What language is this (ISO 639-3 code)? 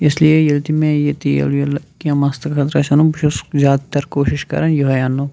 kas